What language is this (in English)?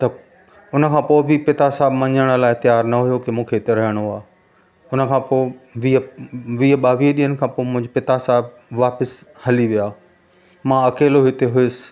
Sindhi